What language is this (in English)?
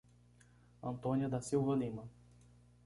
Portuguese